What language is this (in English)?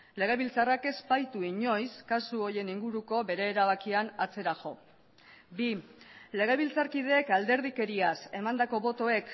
Basque